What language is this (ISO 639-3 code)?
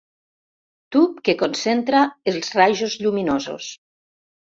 cat